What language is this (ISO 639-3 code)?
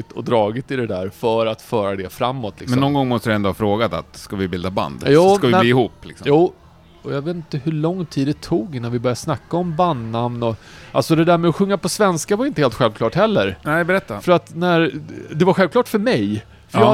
swe